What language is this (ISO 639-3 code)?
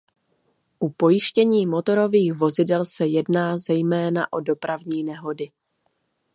ces